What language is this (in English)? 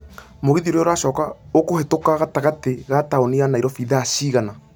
Kikuyu